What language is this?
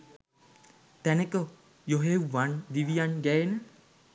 Sinhala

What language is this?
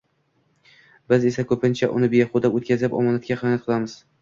Uzbek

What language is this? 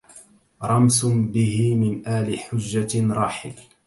Arabic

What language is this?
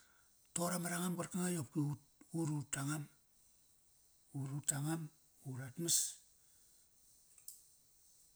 Kairak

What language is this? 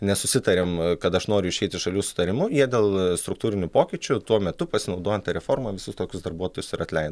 Lithuanian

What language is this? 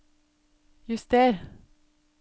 Norwegian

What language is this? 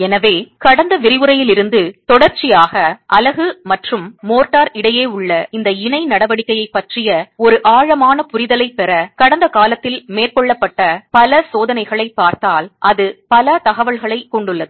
Tamil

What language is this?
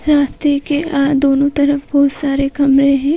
Hindi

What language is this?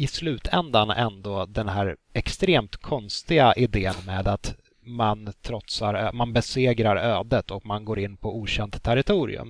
Swedish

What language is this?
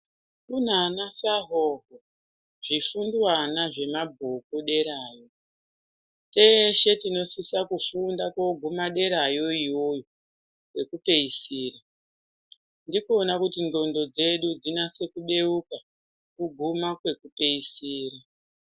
Ndau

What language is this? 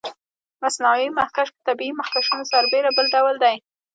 Pashto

